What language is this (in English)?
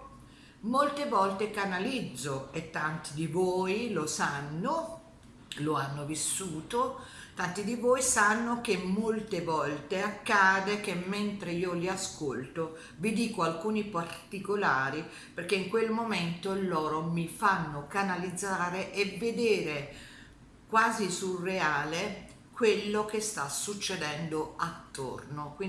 Italian